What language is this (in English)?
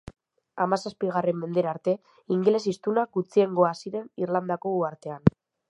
Basque